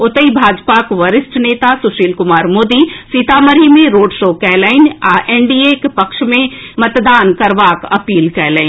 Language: Maithili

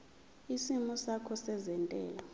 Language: Zulu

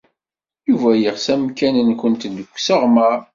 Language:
Kabyle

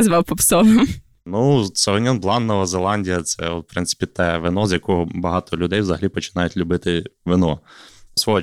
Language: Ukrainian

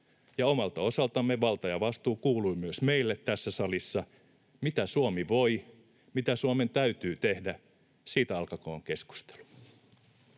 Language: Finnish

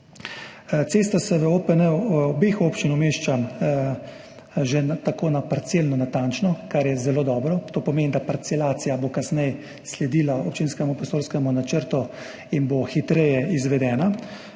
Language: Slovenian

